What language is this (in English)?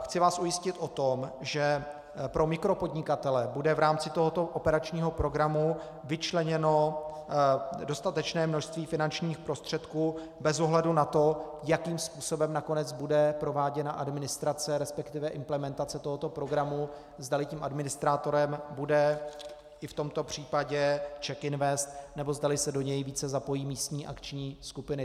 Czech